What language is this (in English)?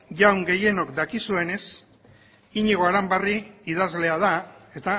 Basque